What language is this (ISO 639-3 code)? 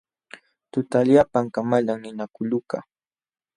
qxw